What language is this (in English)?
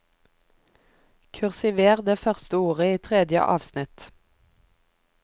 Norwegian